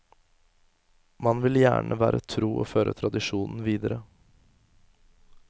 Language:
Norwegian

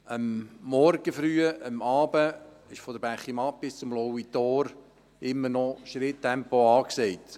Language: Swiss German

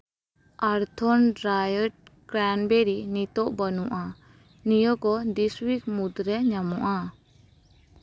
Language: Santali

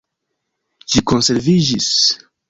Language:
Esperanto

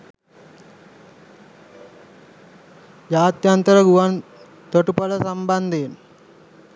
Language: Sinhala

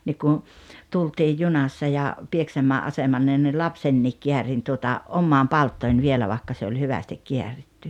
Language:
Finnish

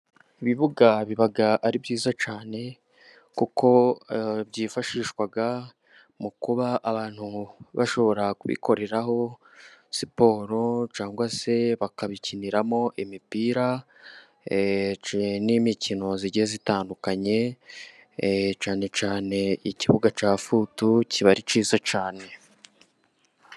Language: Kinyarwanda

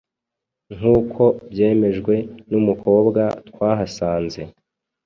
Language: Kinyarwanda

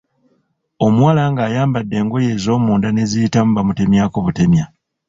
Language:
Ganda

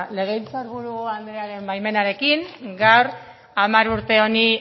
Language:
Basque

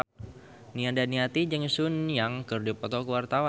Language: Sundanese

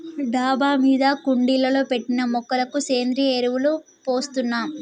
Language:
Telugu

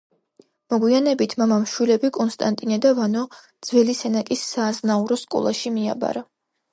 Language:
Georgian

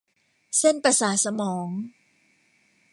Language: Thai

